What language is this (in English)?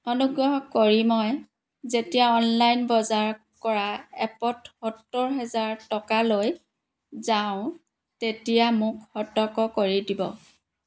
Assamese